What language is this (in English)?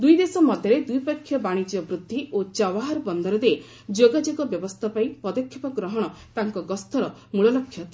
Odia